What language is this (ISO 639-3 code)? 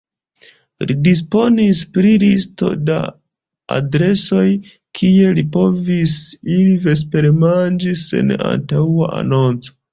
epo